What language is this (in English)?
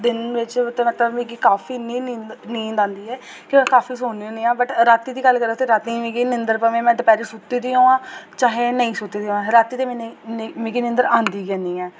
Dogri